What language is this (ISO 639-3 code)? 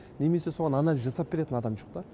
kaz